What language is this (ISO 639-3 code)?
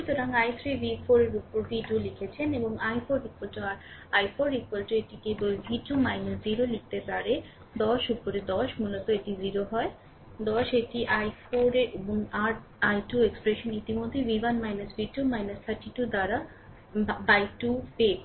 ben